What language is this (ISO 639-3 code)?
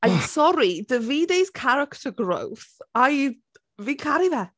cym